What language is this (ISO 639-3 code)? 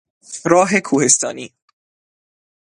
fas